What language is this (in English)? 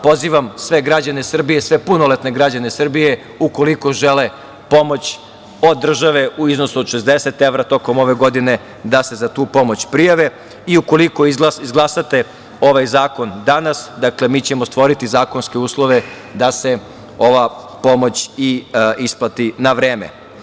Serbian